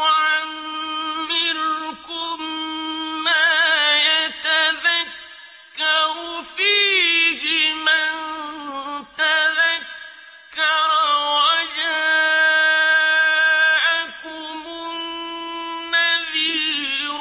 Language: Arabic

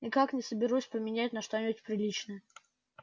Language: Russian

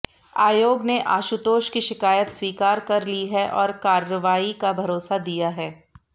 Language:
Hindi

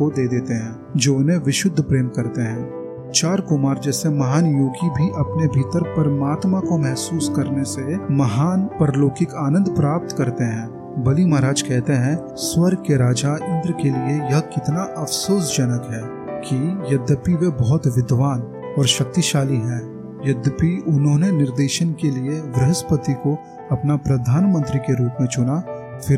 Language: Hindi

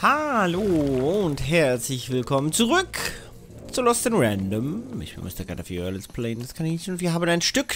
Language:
German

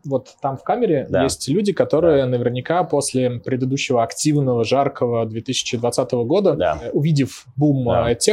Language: Russian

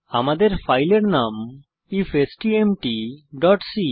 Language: Bangla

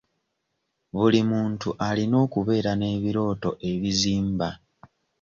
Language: Ganda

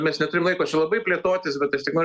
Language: Lithuanian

